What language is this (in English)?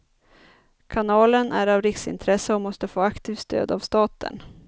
Swedish